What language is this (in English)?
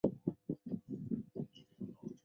Chinese